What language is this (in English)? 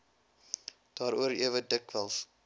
Afrikaans